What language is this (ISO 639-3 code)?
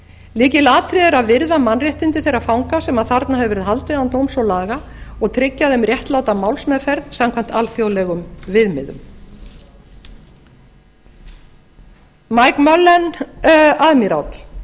isl